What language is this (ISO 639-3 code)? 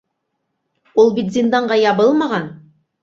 bak